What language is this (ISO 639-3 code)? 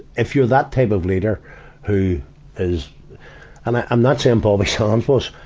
eng